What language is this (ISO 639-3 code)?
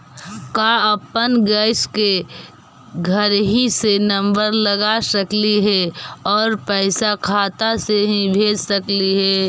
mag